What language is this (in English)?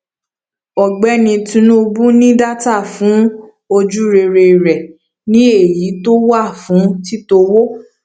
Yoruba